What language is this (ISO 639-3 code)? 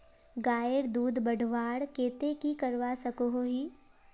mag